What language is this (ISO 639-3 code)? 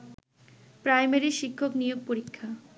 ben